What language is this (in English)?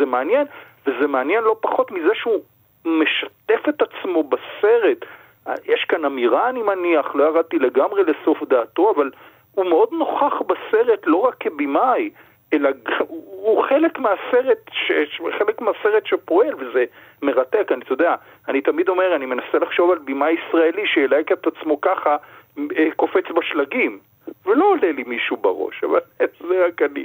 Hebrew